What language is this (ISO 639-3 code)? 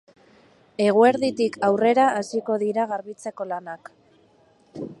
eus